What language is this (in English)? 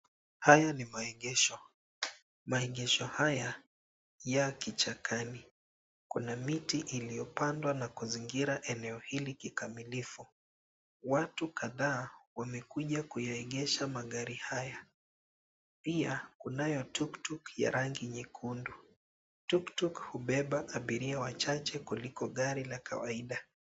Swahili